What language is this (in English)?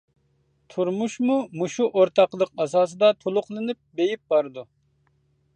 Uyghur